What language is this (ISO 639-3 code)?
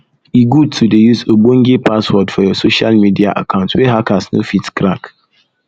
pcm